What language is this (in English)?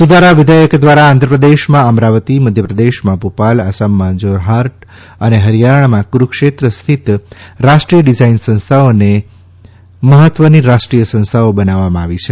Gujarati